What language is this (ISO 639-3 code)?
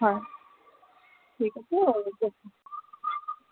asm